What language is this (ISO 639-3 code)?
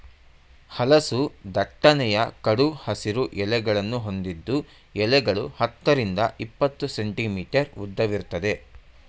kan